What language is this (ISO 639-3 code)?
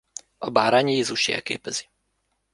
hun